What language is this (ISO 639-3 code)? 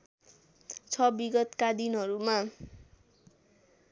nep